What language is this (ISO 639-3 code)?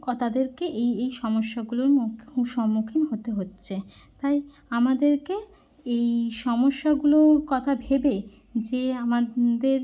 ben